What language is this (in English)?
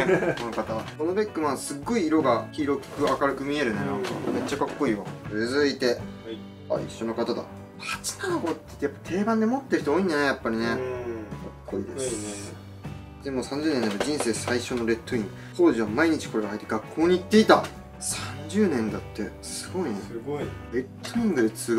Japanese